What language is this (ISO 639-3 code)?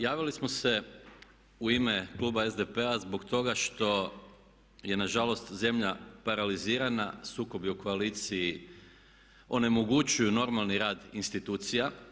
hrv